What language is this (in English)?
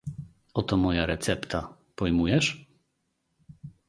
Polish